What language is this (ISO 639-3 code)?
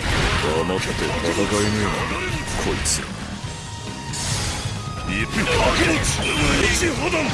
jpn